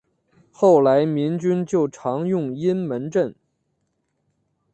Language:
Chinese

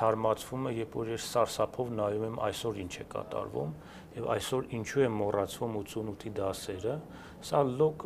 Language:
Romanian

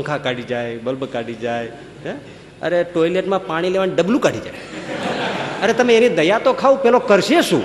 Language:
Gujarati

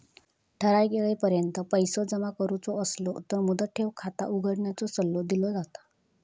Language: Marathi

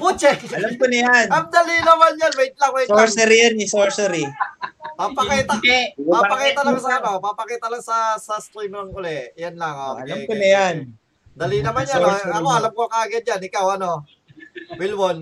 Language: Filipino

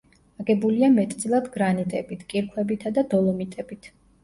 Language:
Georgian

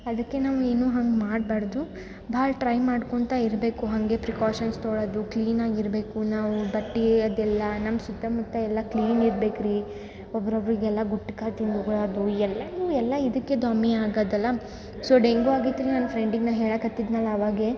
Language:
Kannada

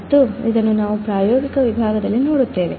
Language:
Kannada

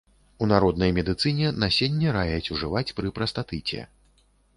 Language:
Belarusian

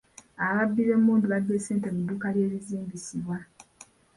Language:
Ganda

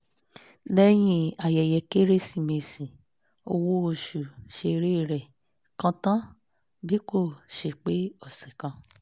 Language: Yoruba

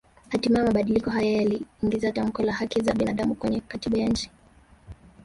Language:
Swahili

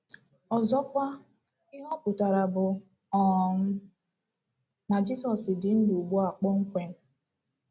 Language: Igbo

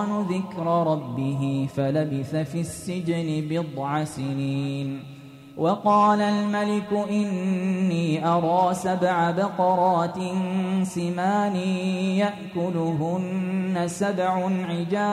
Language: Arabic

